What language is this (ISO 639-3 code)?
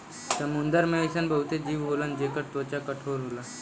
bho